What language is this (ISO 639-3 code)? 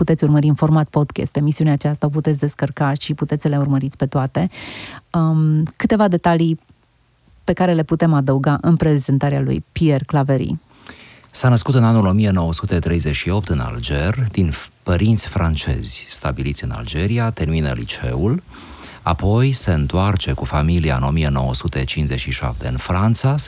ron